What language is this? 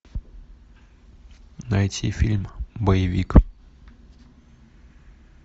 Russian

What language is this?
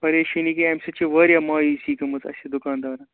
Kashmiri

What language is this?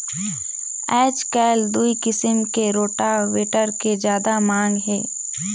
Chhattisgarhi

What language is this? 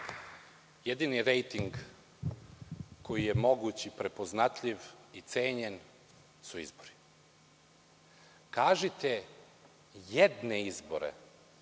Serbian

